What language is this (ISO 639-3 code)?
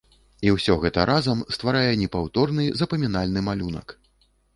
bel